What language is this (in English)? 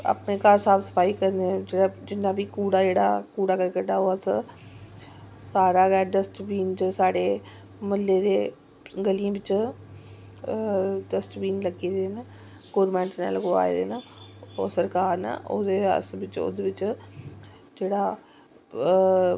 Dogri